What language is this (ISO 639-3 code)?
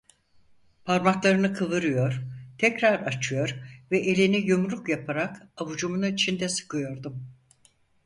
tur